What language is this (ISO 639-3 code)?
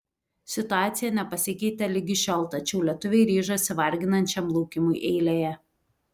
lit